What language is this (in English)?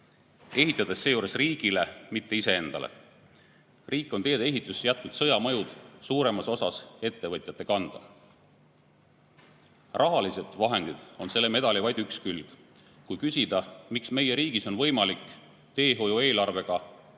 Estonian